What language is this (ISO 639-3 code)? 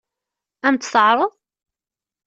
kab